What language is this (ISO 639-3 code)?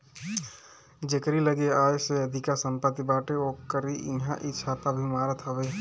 bho